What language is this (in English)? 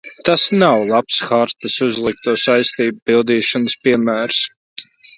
Latvian